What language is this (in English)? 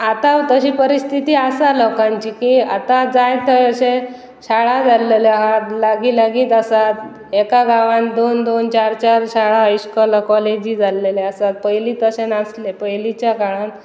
Konkani